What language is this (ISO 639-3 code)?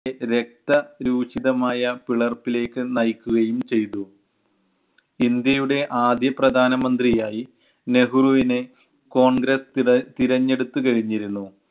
mal